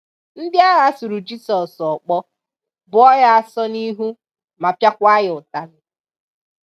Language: Igbo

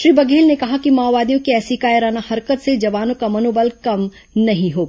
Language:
Hindi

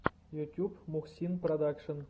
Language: Russian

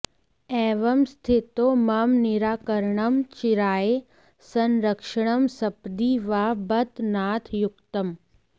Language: Sanskrit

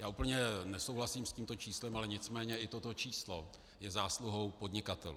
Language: Czech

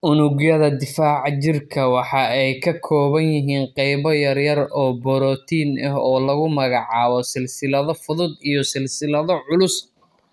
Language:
Somali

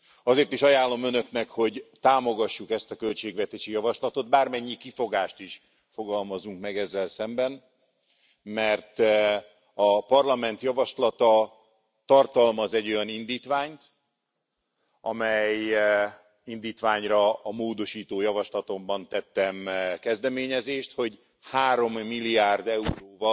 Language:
Hungarian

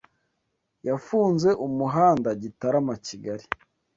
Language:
Kinyarwanda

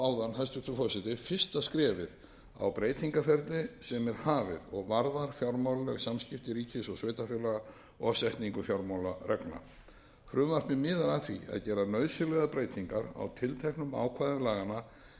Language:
Icelandic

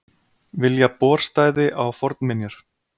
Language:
Icelandic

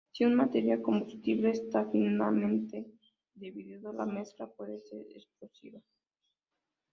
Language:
Spanish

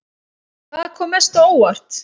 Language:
Icelandic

